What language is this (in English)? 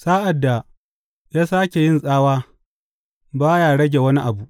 Hausa